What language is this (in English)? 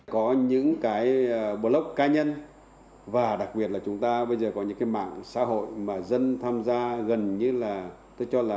Vietnamese